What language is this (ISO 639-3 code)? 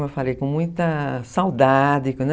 por